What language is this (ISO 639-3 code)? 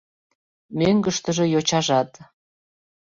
chm